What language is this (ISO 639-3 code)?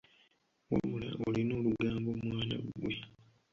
lug